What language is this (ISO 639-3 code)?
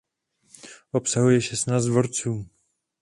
ces